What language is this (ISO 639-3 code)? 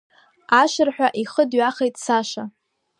abk